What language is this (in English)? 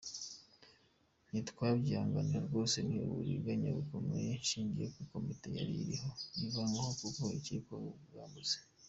Kinyarwanda